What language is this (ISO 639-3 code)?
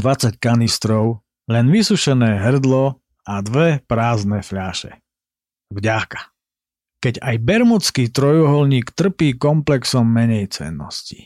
slk